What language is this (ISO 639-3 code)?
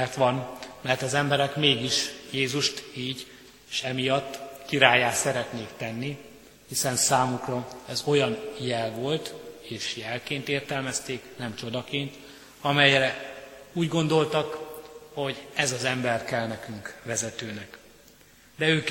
hun